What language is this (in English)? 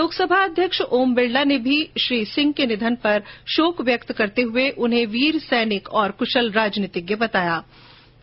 Hindi